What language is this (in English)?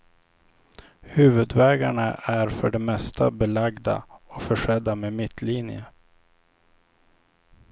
Swedish